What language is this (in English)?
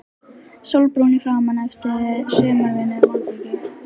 Icelandic